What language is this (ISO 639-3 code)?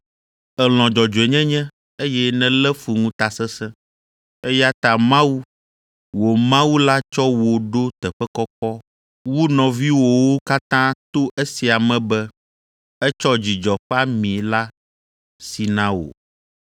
ewe